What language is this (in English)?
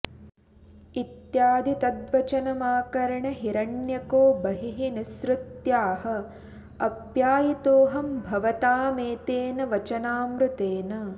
Sanskrit